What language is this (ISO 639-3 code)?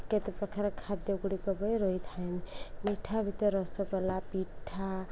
ori